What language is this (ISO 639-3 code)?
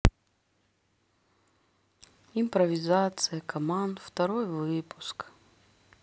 rus